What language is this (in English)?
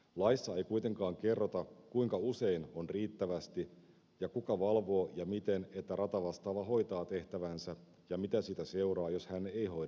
Finnish